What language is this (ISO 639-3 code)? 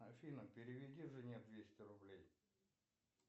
rus